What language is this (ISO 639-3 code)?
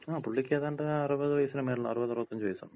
mal